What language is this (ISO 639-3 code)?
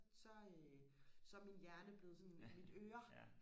dan